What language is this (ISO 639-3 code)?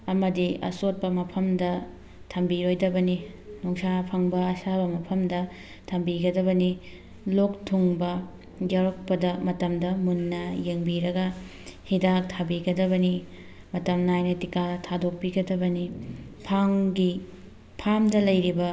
mni